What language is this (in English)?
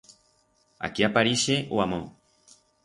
Aragonese